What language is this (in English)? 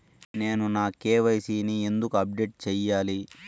Telugu